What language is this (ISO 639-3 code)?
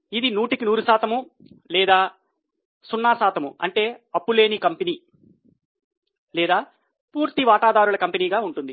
tel